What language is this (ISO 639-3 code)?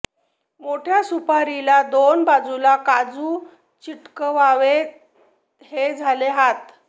mar